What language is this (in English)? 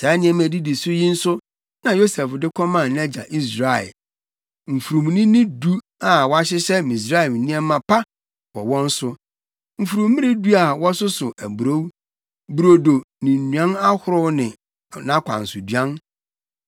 Akan